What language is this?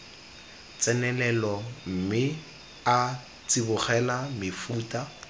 Tswana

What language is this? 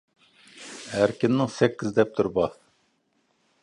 Uyghur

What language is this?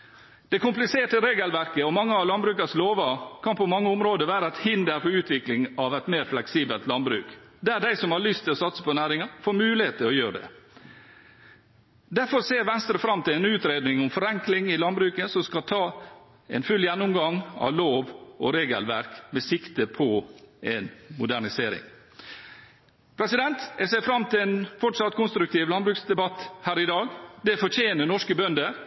Norwegian Bokmål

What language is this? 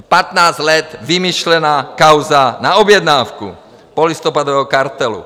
Czech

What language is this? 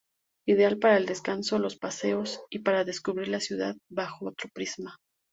Spanish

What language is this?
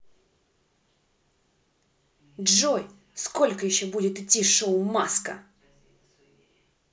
Russian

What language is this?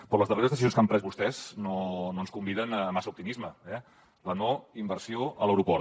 Catalan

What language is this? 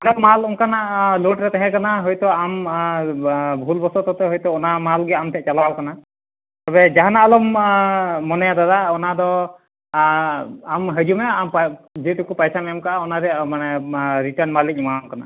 Santali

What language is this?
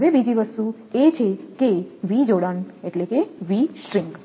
Gujarati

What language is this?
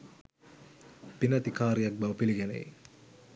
Sinhala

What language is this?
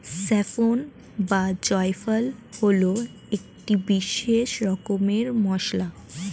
Bangla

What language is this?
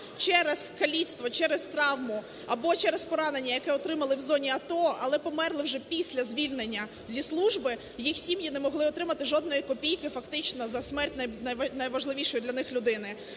Ukrainian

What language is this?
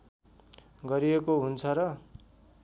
Nepali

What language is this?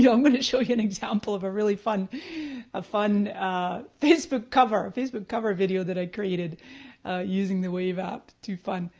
English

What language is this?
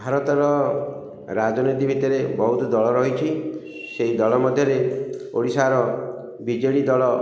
Odia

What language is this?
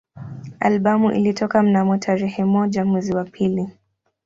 Swahili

